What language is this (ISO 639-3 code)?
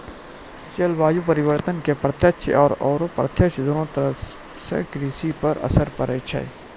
mai